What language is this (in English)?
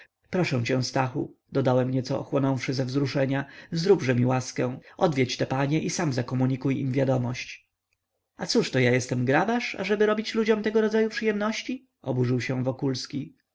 Polish